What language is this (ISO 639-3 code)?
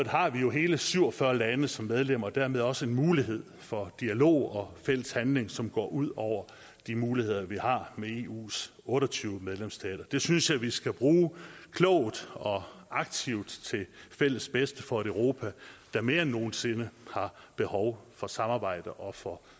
dan